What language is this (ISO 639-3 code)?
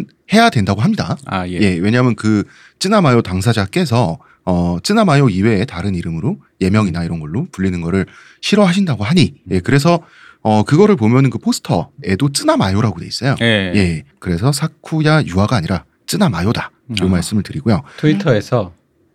kor